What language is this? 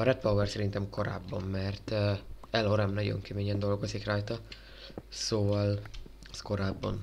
Hungarian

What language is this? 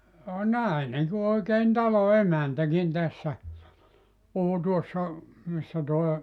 Finnish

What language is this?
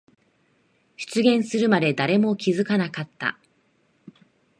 Japanese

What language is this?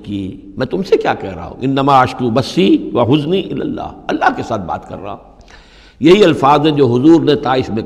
Urdu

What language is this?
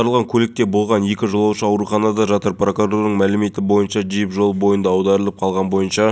Kazakh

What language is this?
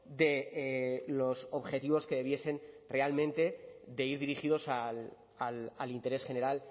Spanish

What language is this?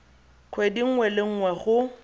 Tswana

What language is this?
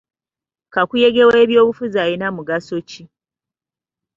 Ganda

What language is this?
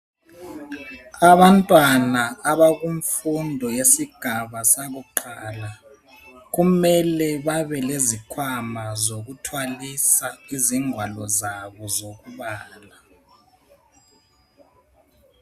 North Ndebele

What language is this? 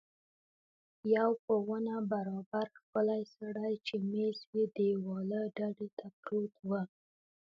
Pashto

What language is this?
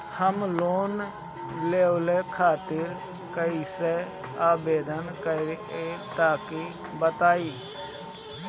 Bhojpuri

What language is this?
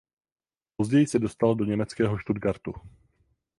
Czech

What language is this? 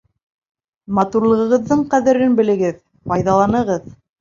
Bashkir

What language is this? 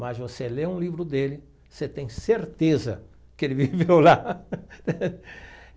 Portuguese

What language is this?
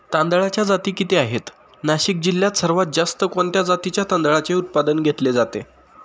Marathi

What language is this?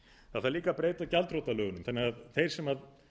Icelandic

